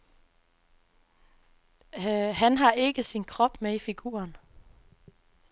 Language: Danish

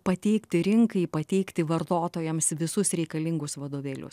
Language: Lithuanian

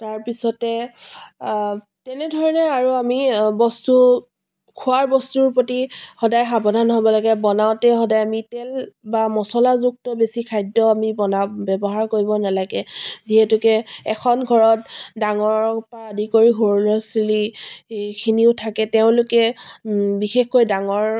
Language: Assamese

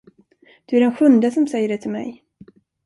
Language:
Swedish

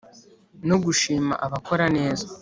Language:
Kinyarwanda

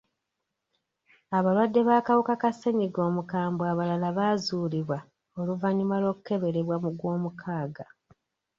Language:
Ganda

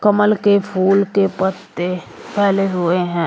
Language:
Hindi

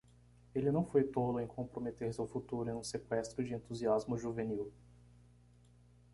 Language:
Portuguese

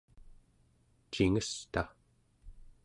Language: Central Yupik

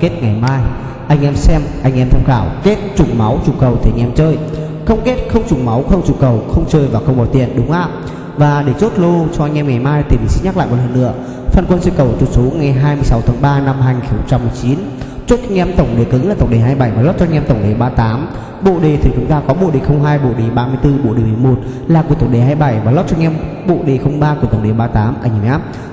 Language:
Vietnamese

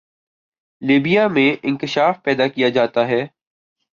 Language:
Urdu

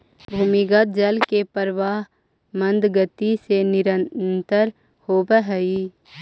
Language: Magahi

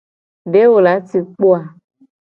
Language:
Gen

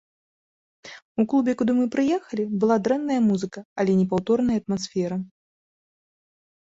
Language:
Belarusian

